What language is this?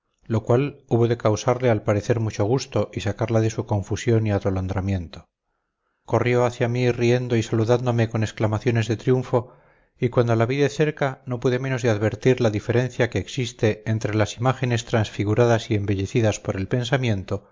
Spanish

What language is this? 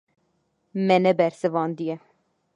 Kurdish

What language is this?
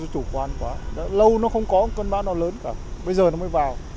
Vietnamese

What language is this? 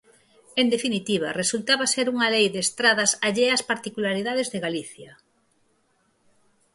Galician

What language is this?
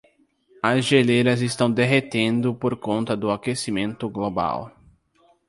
Portuguese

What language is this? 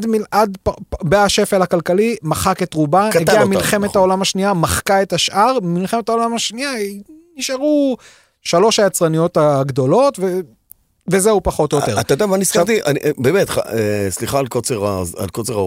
Hebrew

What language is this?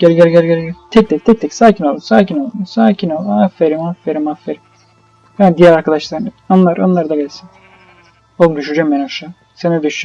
Turkish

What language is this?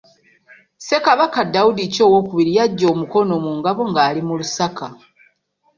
Ganda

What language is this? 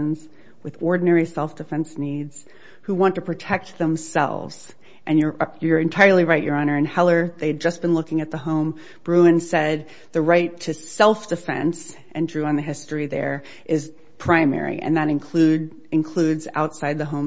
English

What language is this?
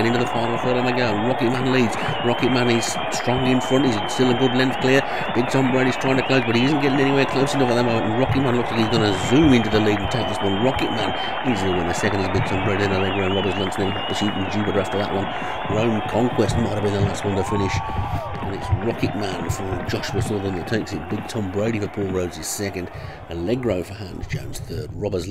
English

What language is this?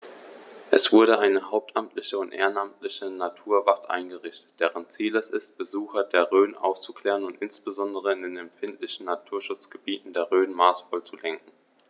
German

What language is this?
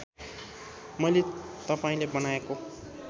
Nepali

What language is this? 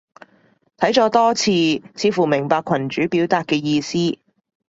Cantonese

